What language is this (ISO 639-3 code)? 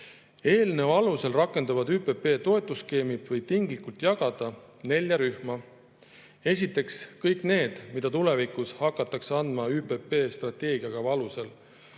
est